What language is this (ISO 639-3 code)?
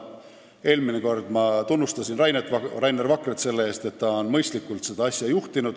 est